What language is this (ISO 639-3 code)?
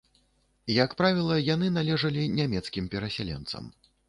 bel